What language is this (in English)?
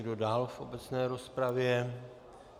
Czech